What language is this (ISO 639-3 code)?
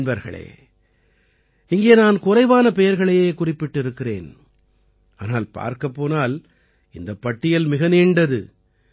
tam